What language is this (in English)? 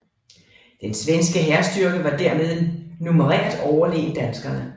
Danish